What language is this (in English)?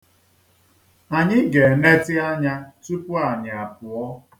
Igbo